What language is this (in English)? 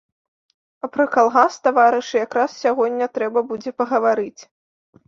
Belarusian